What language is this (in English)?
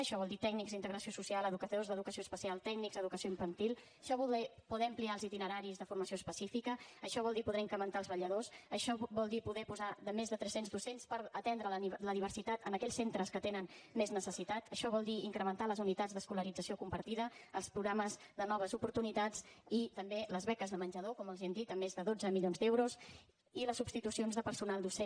Catalan